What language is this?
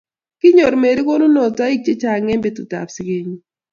Kalenjin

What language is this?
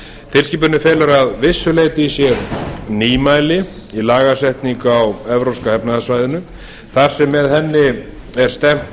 Icelandic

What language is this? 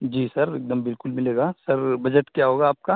Urdu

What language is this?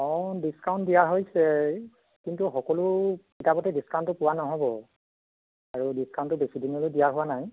Assamese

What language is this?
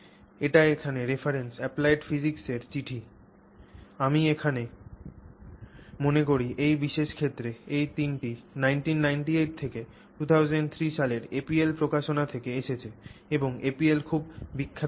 Bangla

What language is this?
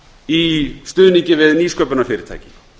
Icelandic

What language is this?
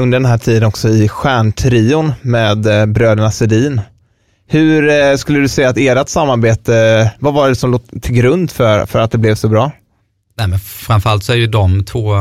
Swedish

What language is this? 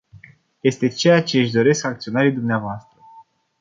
Romanian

